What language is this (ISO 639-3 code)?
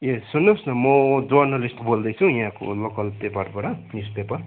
nep